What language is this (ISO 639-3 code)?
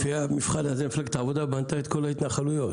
heb